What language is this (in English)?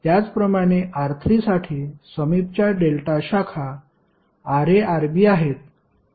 Marathi